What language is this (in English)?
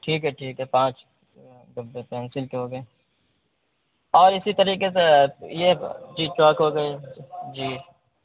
Urdu